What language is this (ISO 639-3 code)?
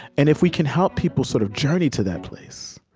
eng